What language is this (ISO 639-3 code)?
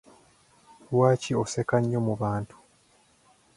lug